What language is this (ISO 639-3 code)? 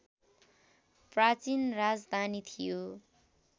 nep